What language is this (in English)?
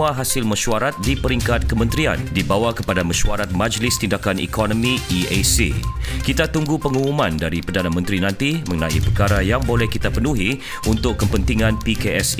Malay